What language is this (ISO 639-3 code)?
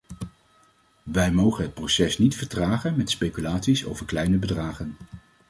nld